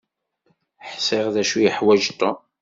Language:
Kabyle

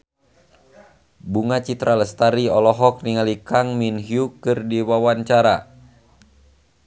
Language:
Sundanese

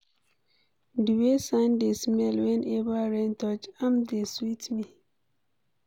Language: Nigerian Pidgin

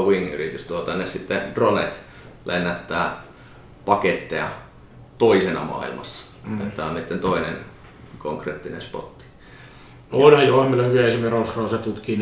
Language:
Finnish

